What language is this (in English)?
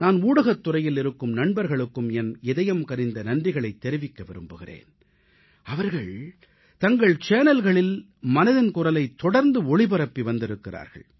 Tamil